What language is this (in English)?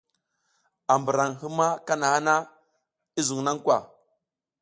South Giziga